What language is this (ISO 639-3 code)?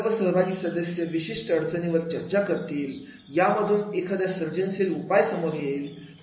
mar